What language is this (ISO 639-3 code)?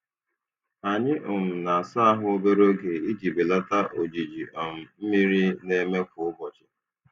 ibo